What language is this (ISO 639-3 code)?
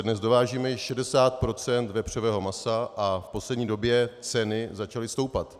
ces